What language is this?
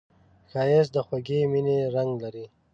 Pashto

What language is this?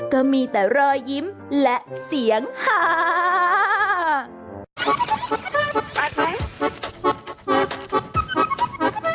Thai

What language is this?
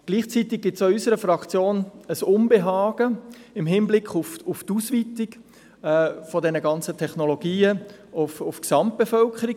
Swiss German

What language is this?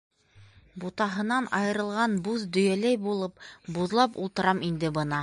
Bashkir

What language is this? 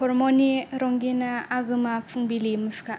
Bodo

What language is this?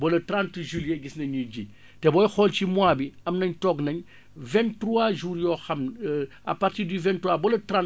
Wolof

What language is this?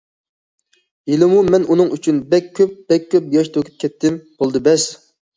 Uyghur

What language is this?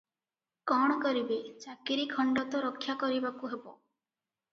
Odia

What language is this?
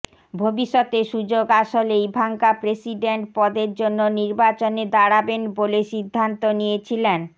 Bangla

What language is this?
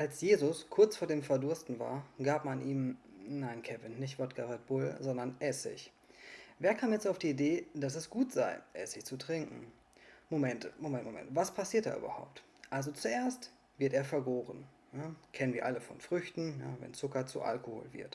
German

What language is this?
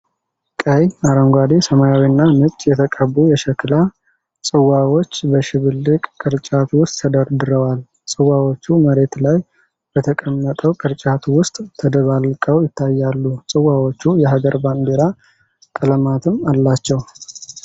Amharic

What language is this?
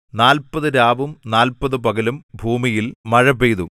Malayalam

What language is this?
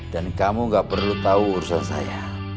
Indonesian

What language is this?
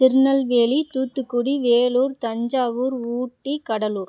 Tamil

